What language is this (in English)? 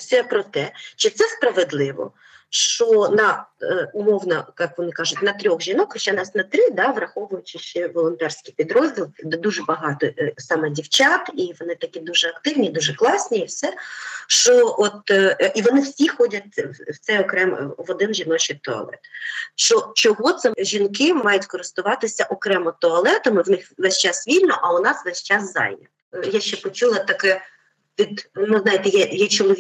Ukrainian